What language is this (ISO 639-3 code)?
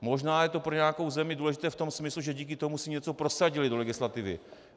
ces